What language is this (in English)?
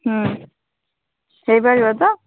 Odia